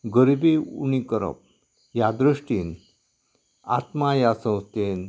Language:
Konkani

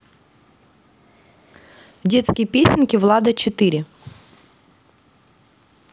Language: Russian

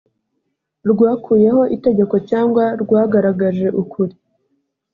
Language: Kinyarwanda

